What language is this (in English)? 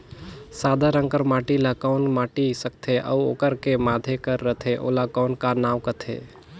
Chhattisgarhi